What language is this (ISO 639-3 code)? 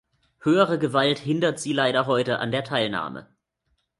deu